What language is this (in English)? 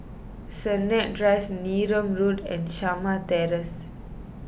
English